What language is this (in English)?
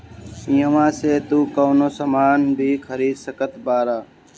Bhojpuri